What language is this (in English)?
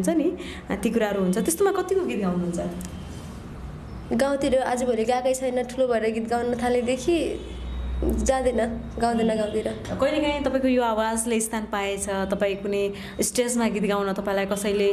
Hindi